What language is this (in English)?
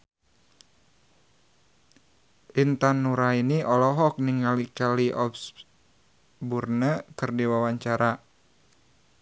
Sundanese